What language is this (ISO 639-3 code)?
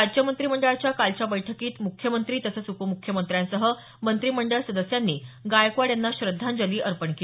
mar